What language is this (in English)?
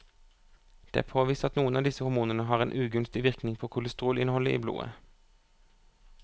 Norwegian